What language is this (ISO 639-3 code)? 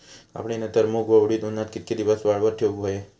mar